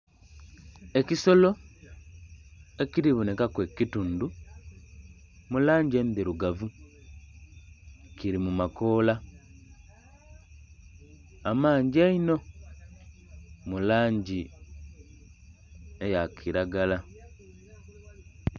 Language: Soga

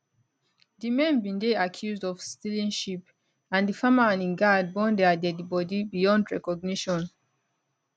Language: Nigerian Pidgin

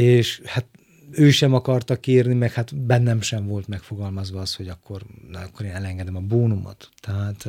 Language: Hungarian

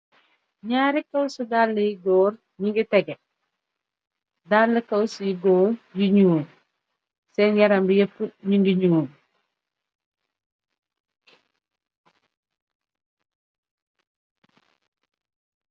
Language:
Wolof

